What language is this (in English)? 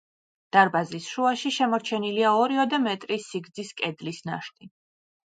Georgian